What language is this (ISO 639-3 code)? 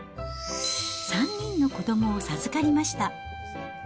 jpn